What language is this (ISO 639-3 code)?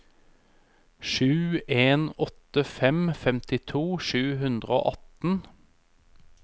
nor